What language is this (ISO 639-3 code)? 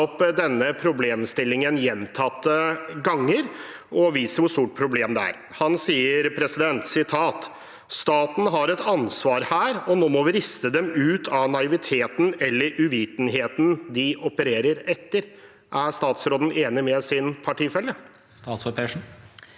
nor